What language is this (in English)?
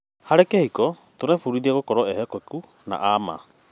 Kikuyu